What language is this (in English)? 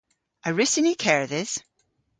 Cornish